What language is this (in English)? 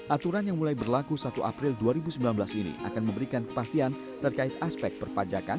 Indonesian